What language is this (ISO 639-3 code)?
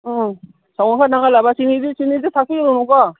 mni